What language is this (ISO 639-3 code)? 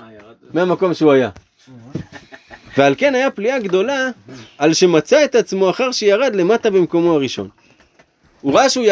heb